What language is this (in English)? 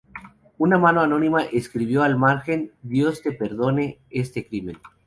Spanish